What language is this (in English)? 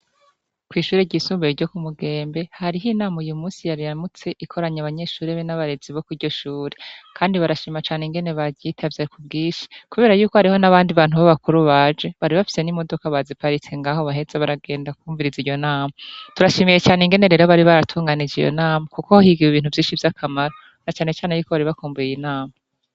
Rundi